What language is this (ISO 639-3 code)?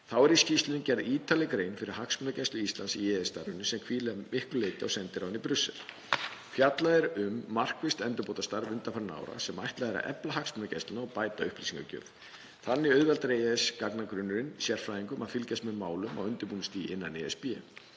isl